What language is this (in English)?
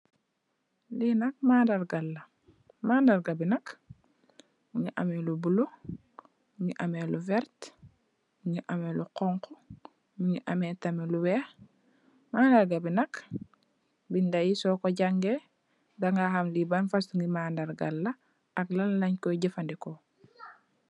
Wolof